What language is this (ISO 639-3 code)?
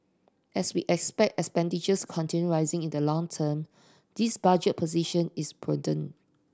eng